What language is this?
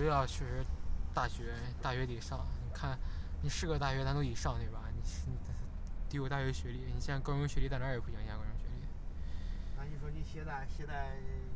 Chinese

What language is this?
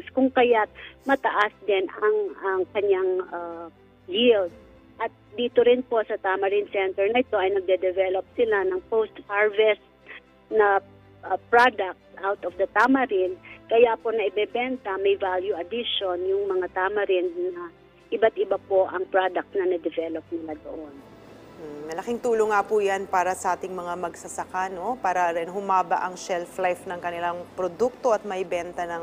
Filipino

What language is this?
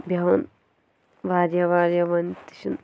Kashmiri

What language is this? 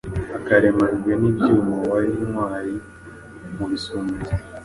Kinyarwanda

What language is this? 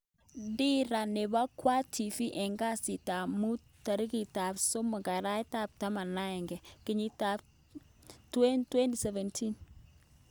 Kalenjin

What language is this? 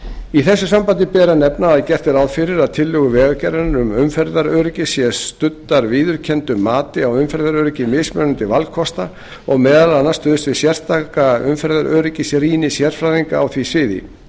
Icelandic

